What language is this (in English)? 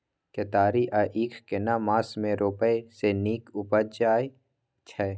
Maithili